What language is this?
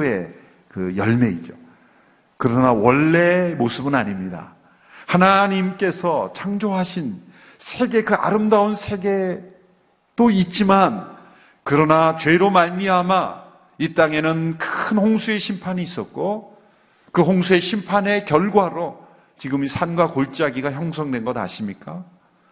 Korean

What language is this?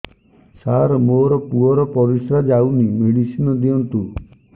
Odia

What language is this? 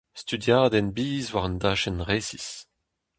Breton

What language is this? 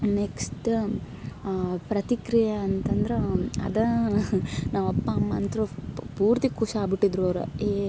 Kannada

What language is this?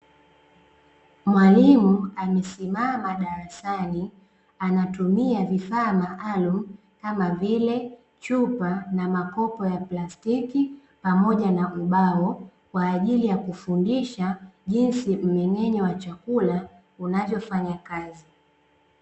Swahili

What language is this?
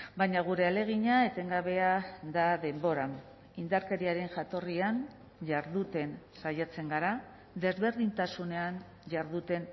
Basque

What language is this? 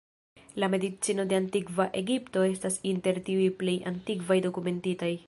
Esperanto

